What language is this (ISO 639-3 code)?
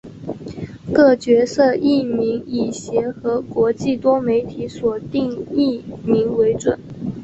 zho